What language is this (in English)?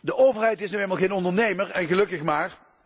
Dutch